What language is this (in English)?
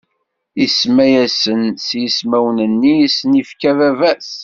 Kabyle